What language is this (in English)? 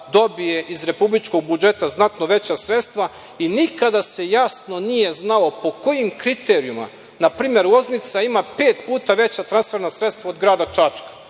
Serbian